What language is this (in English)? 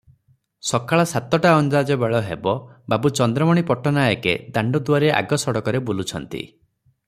Odia